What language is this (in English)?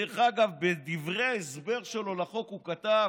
Hebrew